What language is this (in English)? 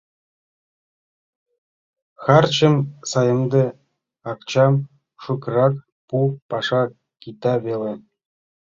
Mari